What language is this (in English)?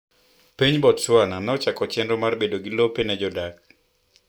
Luo (Kenya and Tanzania)